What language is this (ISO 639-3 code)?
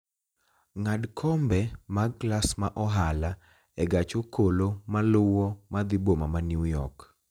luo